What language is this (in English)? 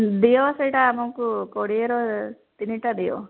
Odia